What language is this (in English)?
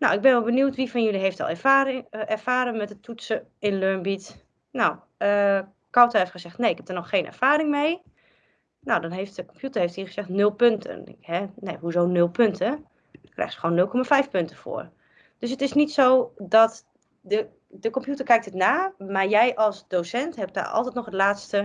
Dutch